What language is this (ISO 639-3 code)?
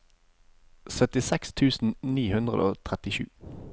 nor